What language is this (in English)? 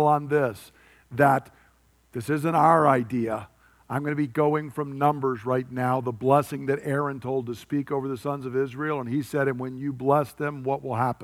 English